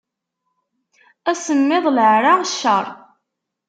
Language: Kabyle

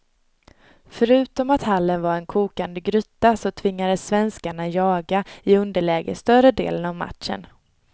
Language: Swedish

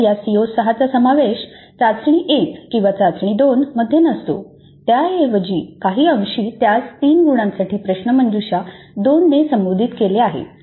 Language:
Marathi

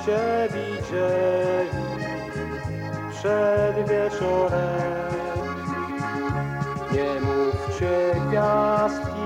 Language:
Polish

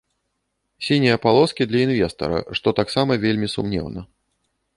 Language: Belarusian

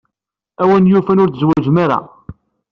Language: Kabyle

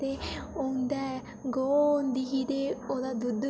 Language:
Dogri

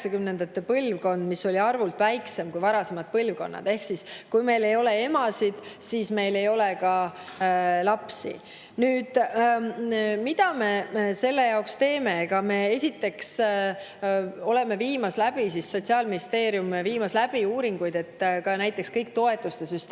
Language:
Estonian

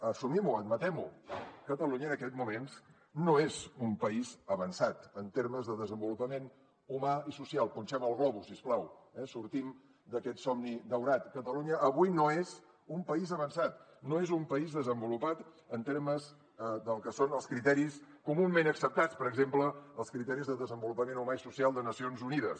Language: Catalan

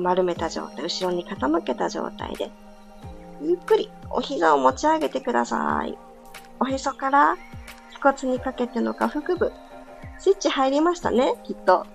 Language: Japanese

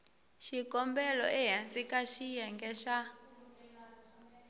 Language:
Tsonga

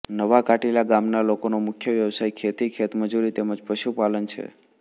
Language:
Gujarati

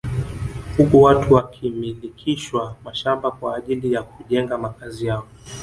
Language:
Swahili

